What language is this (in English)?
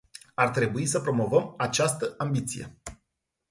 Romanian